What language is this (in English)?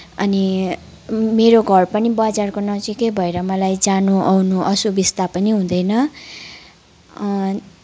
Nepali